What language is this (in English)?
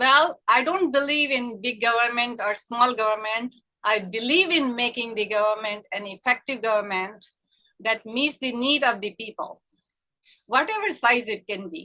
English